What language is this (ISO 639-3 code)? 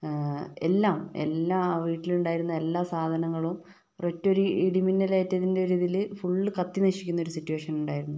mal